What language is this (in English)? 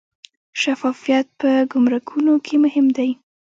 Pashto